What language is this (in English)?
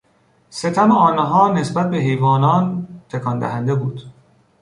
Persian